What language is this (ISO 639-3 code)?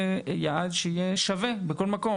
heb